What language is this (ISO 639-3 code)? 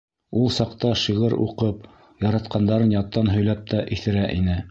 bak